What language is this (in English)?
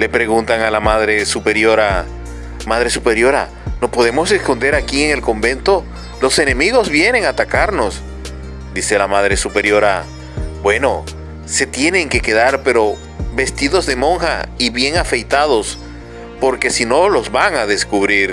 Spanish